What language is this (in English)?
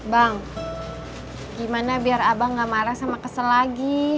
Indonesian